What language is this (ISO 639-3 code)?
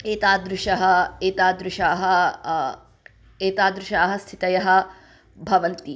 san